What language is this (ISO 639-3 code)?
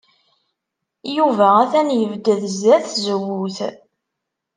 kab